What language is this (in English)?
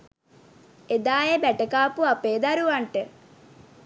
Sinhala